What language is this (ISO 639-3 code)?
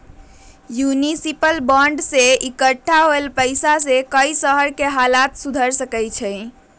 mag